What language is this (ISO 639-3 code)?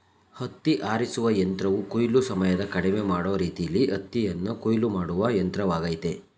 kan